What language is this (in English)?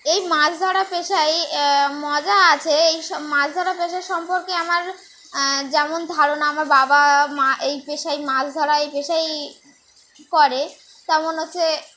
Bangla